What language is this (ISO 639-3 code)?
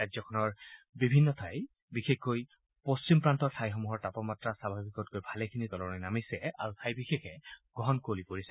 asm